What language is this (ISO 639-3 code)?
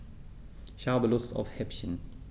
deu